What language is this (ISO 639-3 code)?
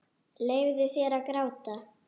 isl